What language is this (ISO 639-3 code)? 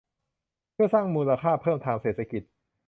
tha